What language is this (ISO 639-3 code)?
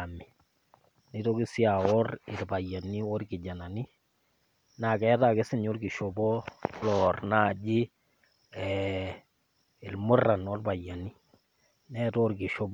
mas